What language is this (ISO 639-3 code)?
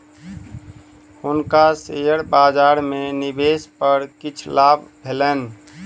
mai